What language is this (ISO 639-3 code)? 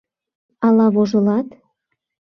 chm